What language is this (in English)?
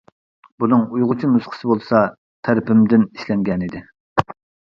Uyghur